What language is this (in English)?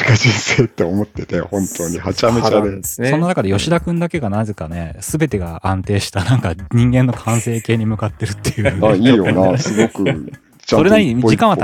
Japanese